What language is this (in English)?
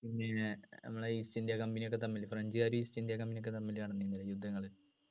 Malayalam